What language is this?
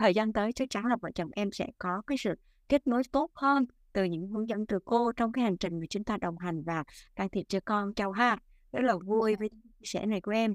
Vietnamese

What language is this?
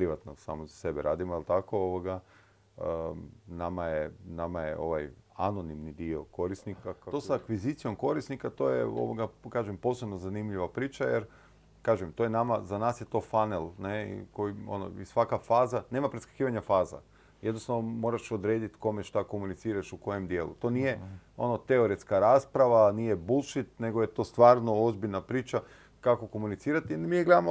Croatian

